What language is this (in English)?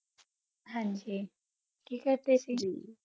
Punjabi